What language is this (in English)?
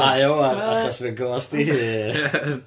Welsh